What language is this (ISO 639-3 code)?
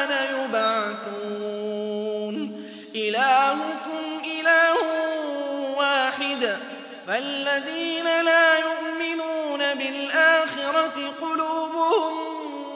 ara